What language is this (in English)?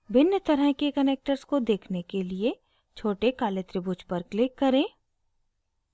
Hindi